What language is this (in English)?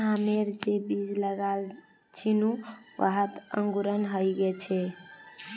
Magahi